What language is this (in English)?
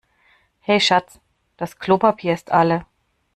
German